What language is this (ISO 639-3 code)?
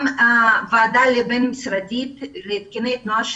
heb